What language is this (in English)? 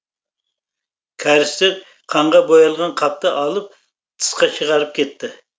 Kazakh